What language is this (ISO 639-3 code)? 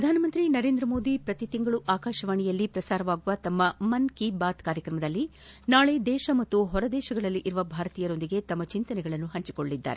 kan